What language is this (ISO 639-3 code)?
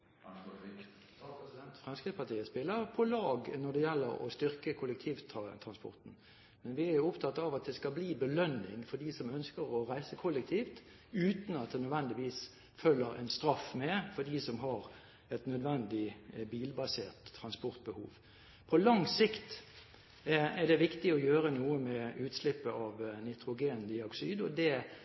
nor